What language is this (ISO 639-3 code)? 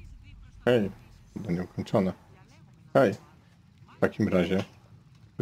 pol